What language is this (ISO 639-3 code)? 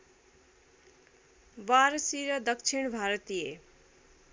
nep